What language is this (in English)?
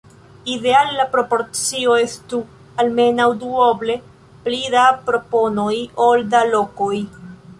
Esperanto